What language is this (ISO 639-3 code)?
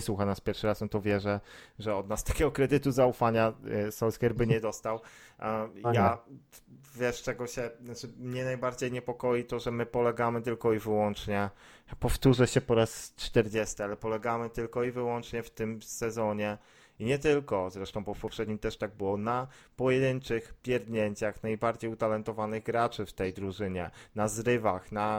pol